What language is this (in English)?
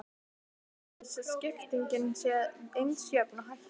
Icelandic